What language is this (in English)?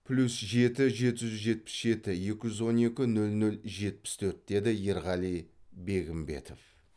Kazakh